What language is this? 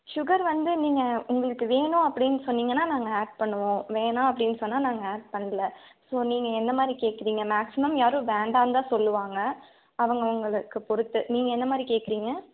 Tamil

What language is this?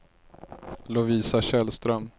Swedish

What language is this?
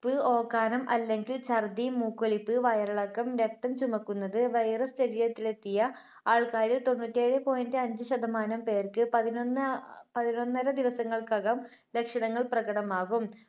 Malayalam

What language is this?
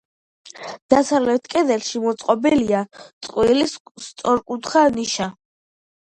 Georgian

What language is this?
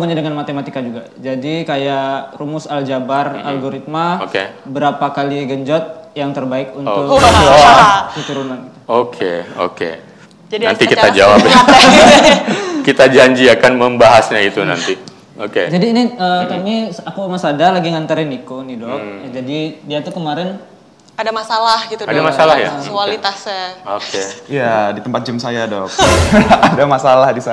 Indonesian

